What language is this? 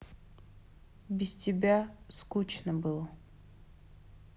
Russian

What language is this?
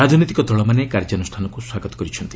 Odia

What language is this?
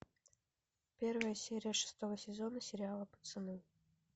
Russian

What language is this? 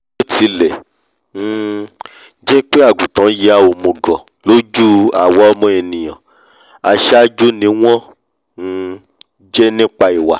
Yoruba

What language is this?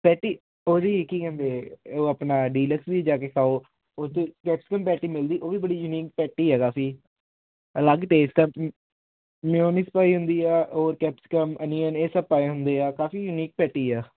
Punjabi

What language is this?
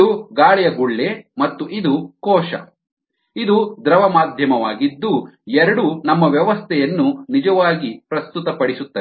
Kannada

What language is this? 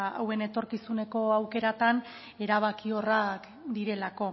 Basque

